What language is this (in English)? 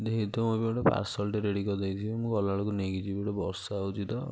Odia